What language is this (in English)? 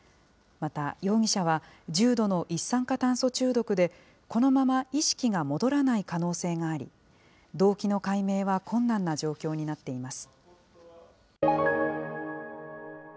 Japanese